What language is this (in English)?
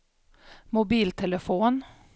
Swedish